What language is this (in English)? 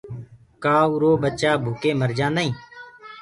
Gurgula